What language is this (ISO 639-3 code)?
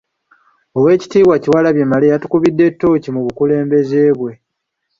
lug